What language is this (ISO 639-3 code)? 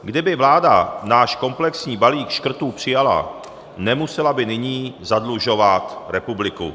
ces